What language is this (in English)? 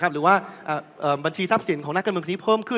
Thai